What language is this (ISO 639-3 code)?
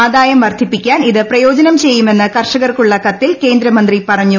mal